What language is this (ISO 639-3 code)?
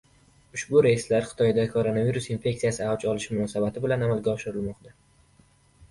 uzb